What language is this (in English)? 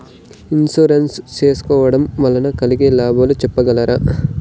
Telugu